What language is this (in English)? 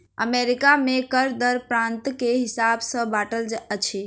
Maithili